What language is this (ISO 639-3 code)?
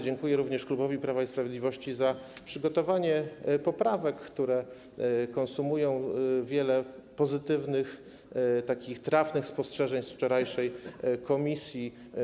pol